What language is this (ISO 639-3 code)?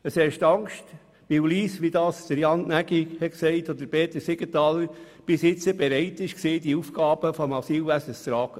gsw